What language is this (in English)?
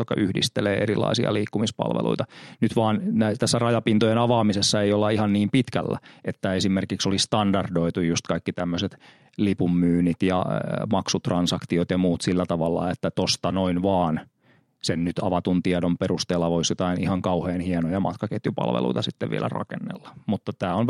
Finnish